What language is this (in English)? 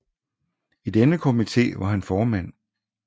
Danish